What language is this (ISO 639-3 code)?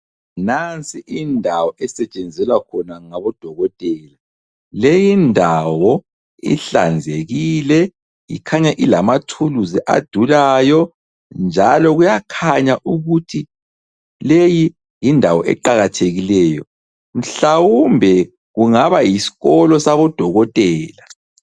nde